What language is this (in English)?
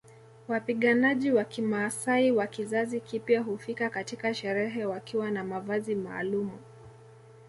Swahili